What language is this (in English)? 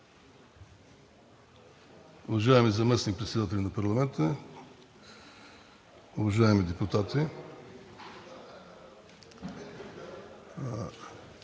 Bulgarian